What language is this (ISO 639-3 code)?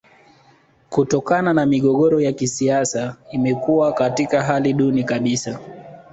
swa